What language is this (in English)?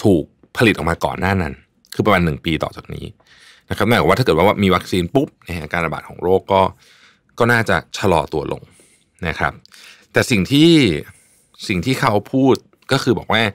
Thai